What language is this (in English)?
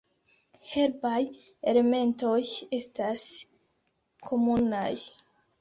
Esperanto